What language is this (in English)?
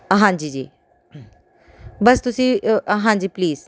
Punjabi